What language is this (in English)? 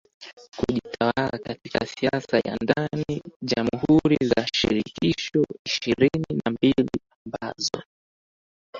Swahili